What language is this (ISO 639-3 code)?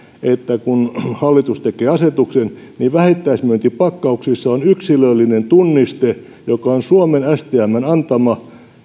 fin